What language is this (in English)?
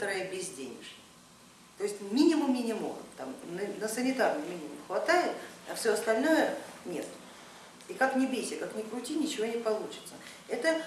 Russian